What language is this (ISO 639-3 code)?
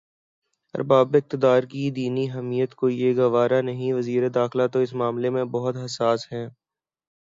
urd